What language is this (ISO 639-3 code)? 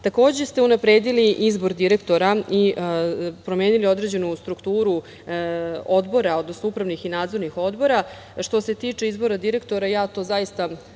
srp